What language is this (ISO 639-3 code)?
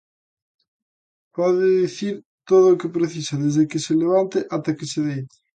glg